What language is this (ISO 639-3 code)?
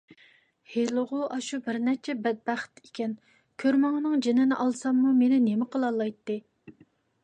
uig